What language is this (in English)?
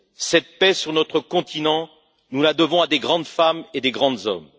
French